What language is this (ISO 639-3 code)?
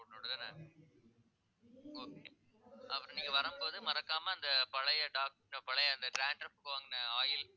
tam